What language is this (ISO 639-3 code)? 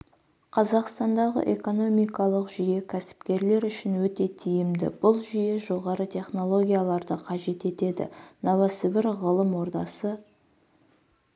kaz